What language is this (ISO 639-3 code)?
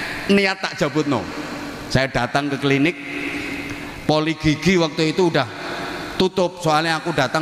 ind